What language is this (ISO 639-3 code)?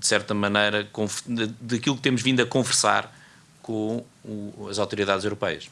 por